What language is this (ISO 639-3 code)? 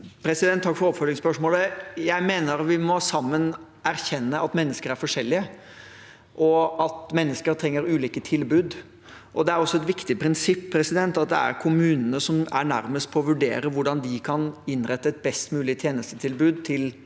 nor